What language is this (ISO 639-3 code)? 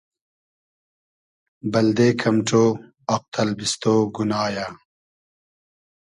haz